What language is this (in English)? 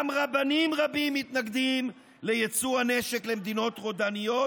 Hebrew